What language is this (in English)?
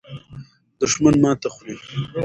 Pashto